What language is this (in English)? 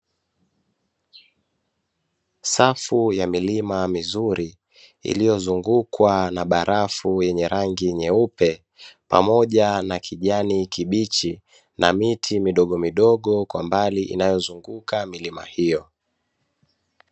Swahili